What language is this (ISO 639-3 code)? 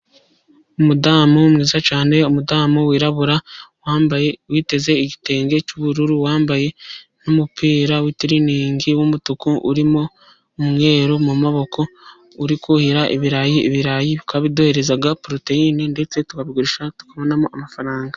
kin